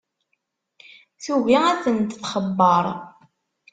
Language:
Kabyle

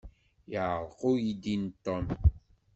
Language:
Kabyle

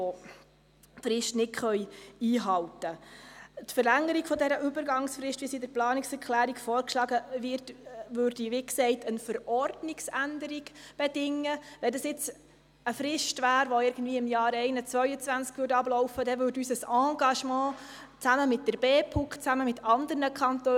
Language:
Swiss German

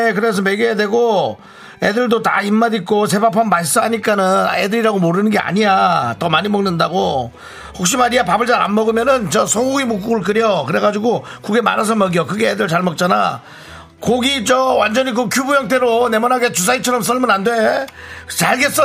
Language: Korean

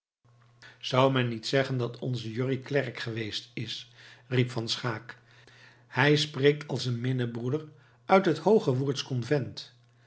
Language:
Dutch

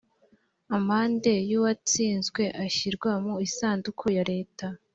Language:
Kinyarwanda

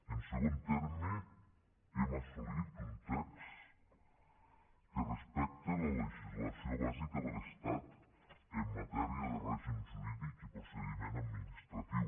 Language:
Catalan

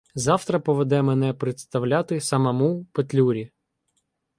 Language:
Ukrainian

